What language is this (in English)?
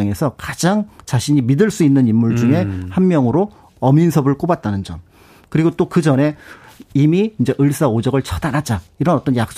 Korean